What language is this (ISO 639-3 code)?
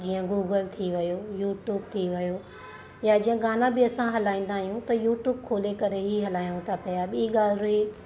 snd